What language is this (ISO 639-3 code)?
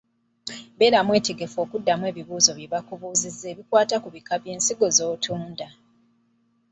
lug